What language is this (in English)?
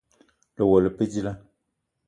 Eton (Cameroon)